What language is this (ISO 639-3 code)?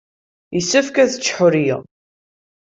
kab